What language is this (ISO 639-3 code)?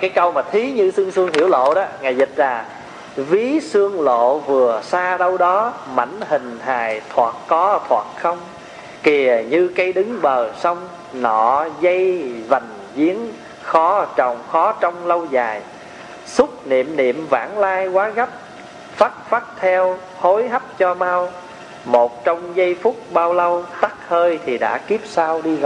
vie